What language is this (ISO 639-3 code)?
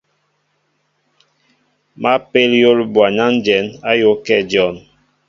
mbo